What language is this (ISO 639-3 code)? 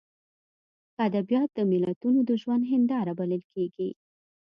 pus